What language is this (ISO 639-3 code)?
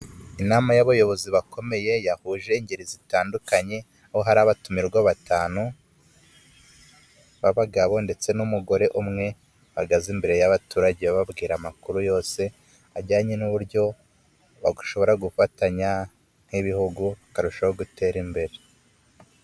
kin